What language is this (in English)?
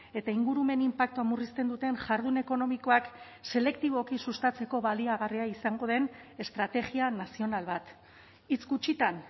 Basque